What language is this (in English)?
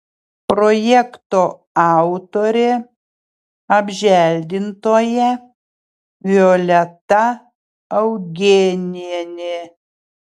Lithuanian